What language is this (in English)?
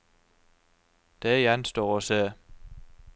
Norwegian